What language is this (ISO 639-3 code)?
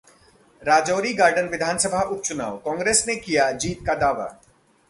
hin